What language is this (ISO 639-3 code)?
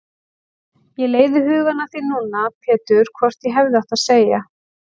isl